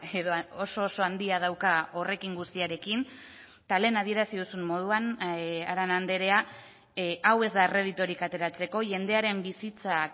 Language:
Basque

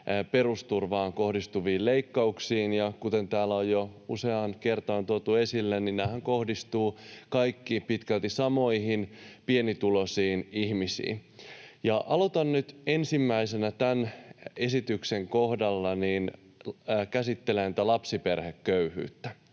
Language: Finnish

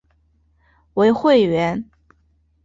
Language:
Chinese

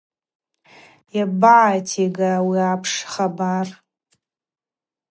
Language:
Abaza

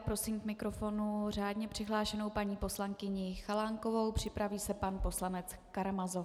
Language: Czech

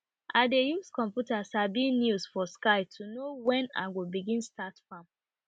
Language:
Nigerian Pidgin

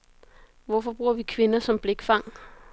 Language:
Danish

